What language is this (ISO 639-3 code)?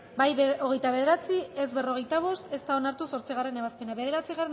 eus